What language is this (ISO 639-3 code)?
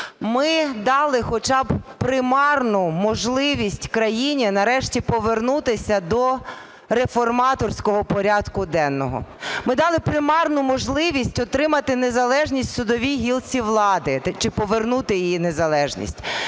ukr